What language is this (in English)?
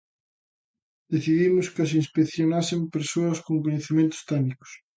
Galician